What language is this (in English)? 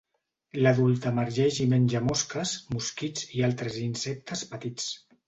Catalan